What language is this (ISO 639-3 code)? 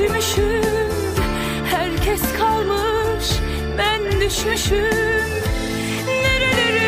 tur